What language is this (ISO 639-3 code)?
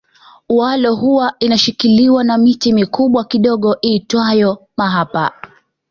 swa